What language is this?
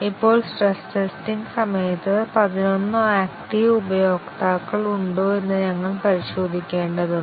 Malayalam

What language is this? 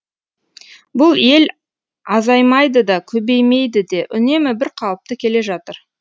Kazakh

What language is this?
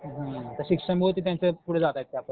Marathi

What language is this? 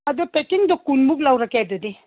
Manipuri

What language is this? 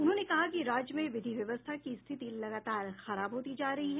Hindi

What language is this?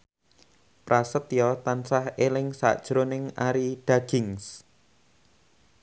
Javanese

